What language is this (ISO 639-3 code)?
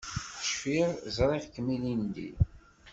kab